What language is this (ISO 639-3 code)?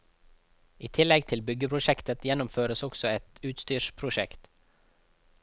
nor